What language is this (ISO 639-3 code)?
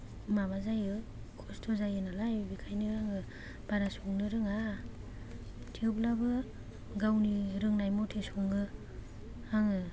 brx